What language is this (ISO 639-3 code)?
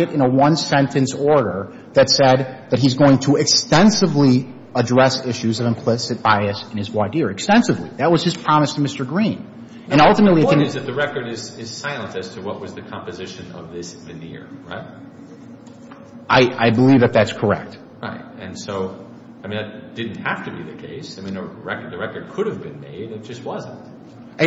eng